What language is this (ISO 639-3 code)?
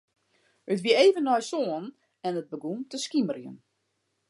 fry